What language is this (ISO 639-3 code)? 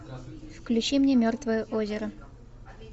rus